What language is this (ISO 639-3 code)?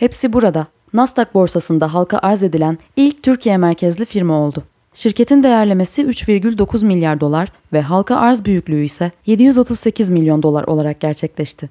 tur